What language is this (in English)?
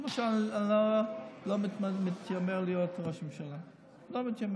Hebrew